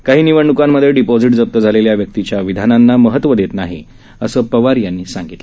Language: Marathi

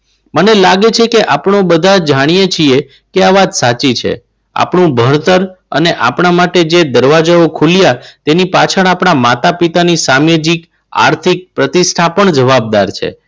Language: Gujarati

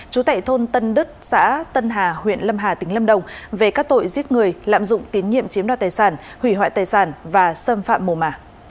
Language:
Vietnamese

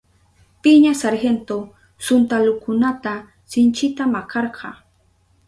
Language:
Southern Pastaza Quechua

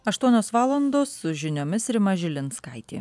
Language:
Lithuanian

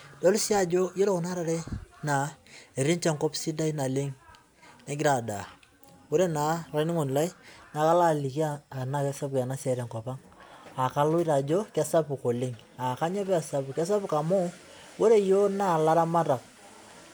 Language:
Masai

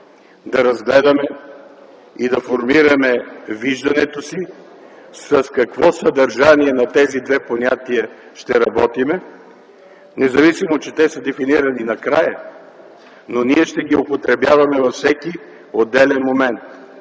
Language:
Bulgarian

